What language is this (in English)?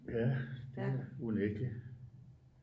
Danish